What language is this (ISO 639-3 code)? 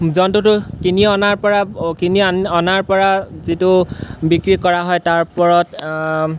asm